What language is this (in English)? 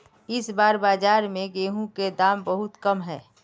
Magahi